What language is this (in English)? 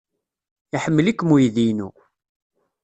Kabyle